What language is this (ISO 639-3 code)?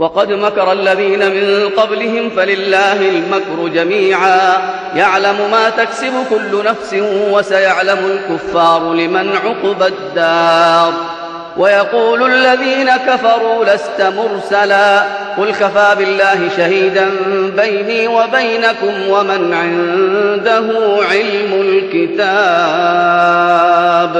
ara